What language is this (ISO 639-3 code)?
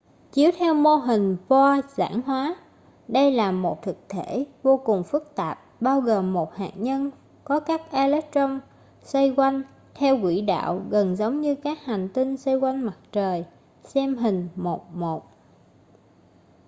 vie